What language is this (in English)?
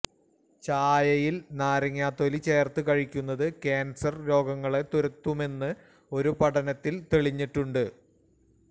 Malayalam